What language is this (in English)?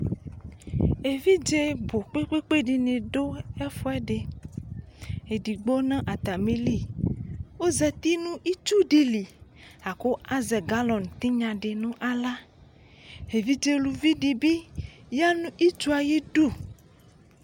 Ikposo